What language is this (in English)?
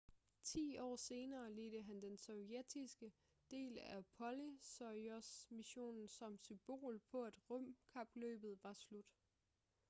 Danish